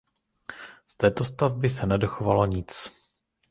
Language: Czech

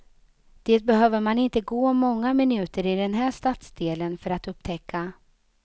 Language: Swedish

